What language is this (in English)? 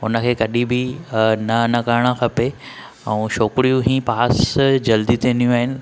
Sindhi